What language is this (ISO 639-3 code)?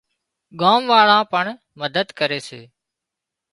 kxp